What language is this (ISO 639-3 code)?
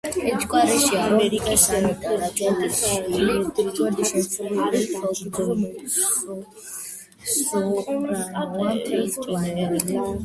kat